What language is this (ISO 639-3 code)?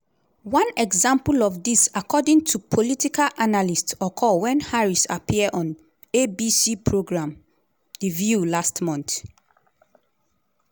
pcm